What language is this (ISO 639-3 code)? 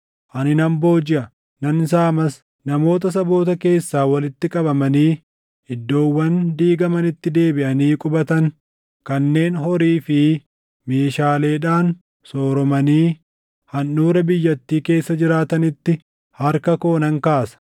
orm